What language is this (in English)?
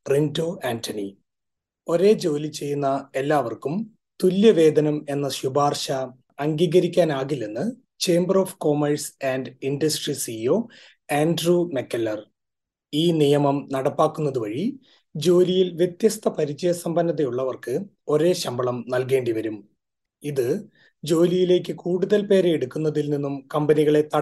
Malayalam